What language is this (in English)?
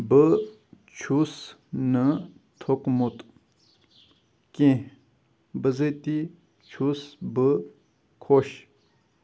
Kashmiri